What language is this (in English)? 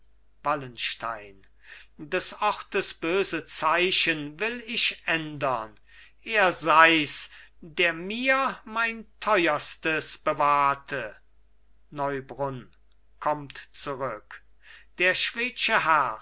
German